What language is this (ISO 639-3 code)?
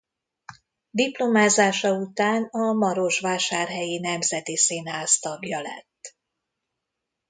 hun